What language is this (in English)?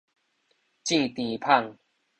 Min Nan Chinese